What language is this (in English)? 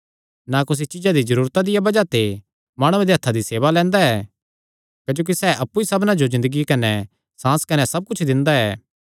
Kangri